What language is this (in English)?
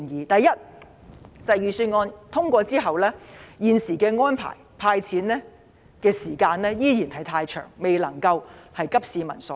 Cantonese